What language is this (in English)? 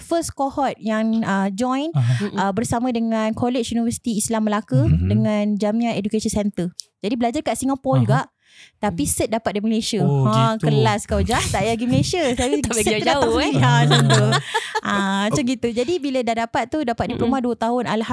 Malay